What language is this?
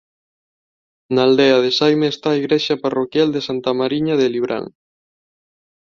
Galician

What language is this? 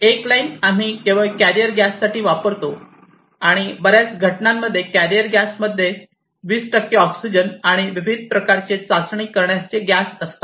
Marathi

